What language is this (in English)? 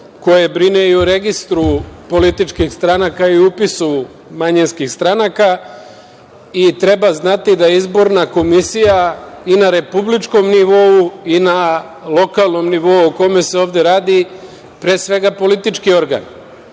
Serbian